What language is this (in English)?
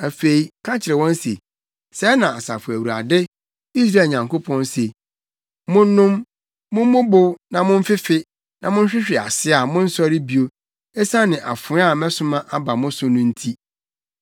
Akan